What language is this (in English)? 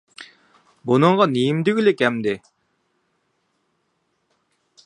Uyghur